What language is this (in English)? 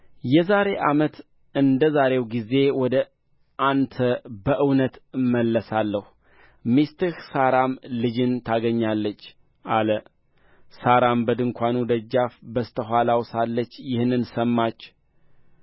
Amharic